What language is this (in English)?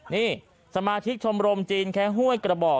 Thai